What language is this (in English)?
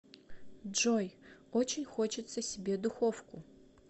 Russian